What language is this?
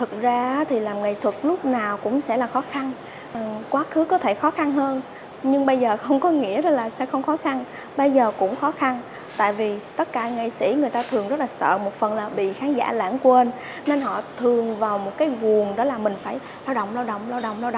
Vietnamese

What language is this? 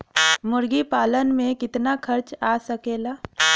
Bhojpuri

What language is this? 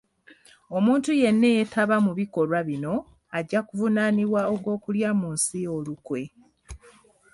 Ganda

